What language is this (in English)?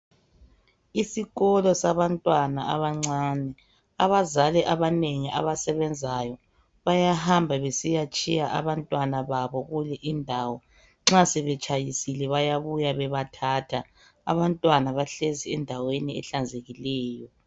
North Ndebele